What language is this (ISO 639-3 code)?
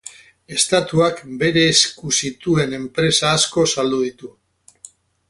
eus